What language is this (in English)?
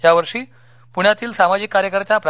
Marathi